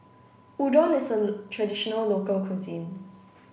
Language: English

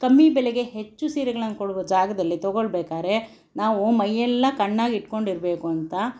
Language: Kannada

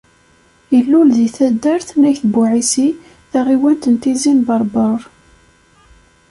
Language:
Kabyle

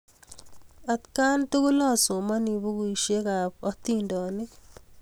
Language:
Kalenjin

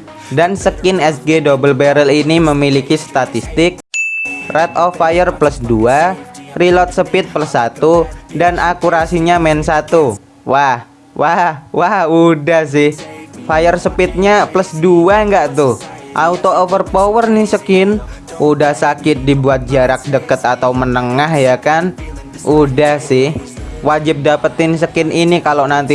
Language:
Indonesian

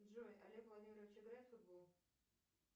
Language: Russian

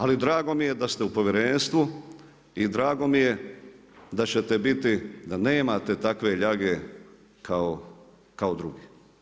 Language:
Croatian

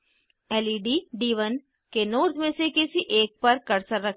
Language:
Hindi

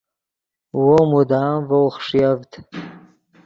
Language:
Yidgha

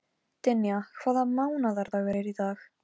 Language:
Icelandic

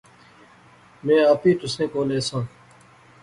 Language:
Pahari-Potwari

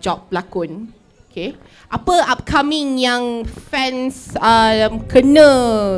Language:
Malay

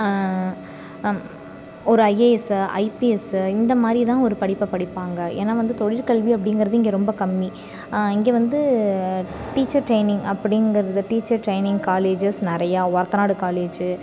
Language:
Tamil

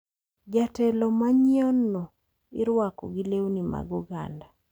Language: Luo (Kenya and Tanzania)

